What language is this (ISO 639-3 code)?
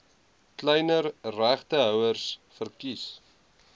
afr